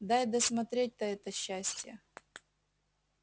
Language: Russian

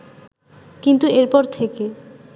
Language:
Bangla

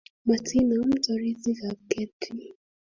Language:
Kalenjin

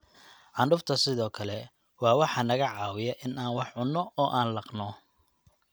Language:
Somali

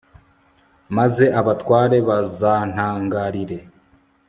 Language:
Kinyarwanda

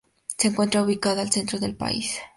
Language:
Spanish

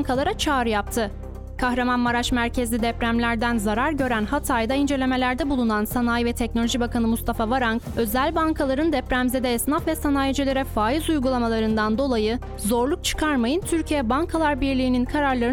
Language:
Turkish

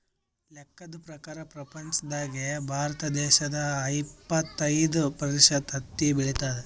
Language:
Kannada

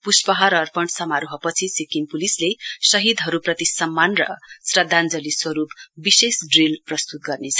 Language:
Nepali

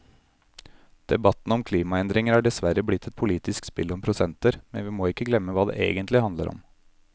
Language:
Norwegian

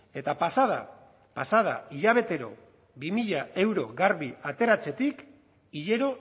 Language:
Basque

